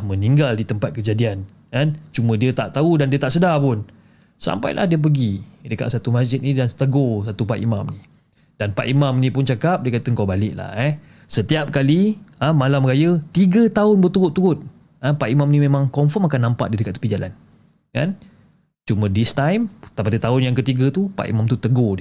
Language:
Malay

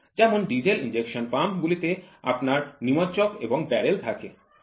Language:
Bangla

